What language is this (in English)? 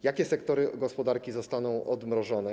Polish